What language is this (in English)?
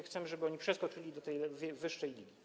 Polish